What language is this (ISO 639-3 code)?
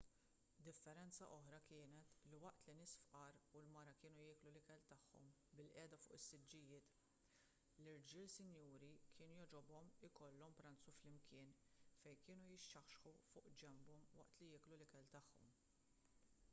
mlt